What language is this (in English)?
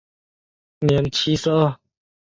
Chinese